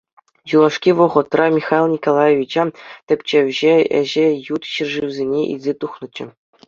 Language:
Chuvash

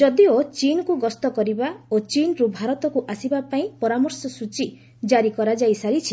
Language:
Odia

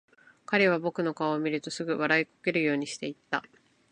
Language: Japanese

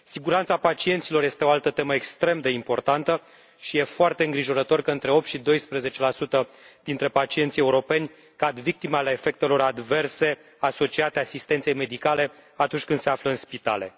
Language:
Romanian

